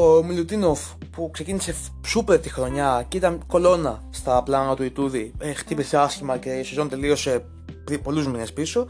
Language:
Greek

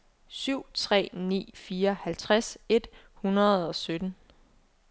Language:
Danish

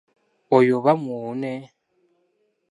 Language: Ganda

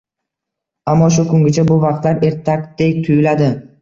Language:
Uzbek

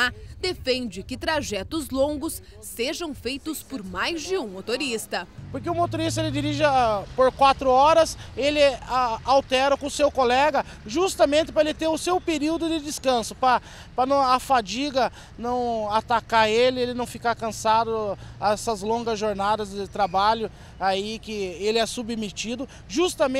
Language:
Portuguese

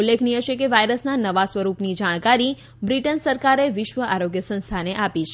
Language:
Gujarati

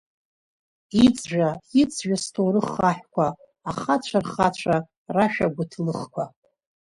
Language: Abkhazian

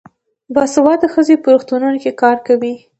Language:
Pashto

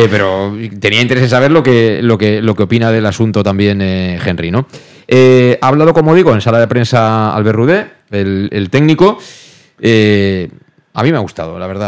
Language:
Spanish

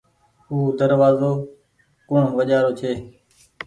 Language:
Goaria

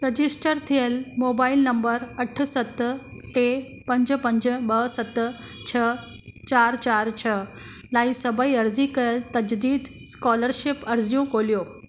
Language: Sindhi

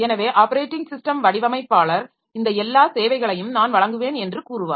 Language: Tamil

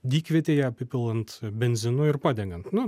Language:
Lithuanian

